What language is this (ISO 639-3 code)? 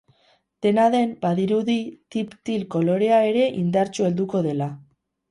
eus